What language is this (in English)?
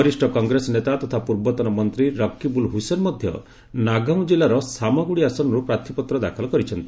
Odia